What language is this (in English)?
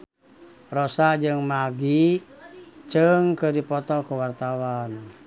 Sundanese